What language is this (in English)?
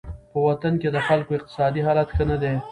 Pashto